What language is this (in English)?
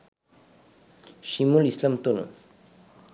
Bangla